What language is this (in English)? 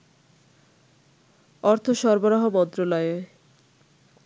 Bangla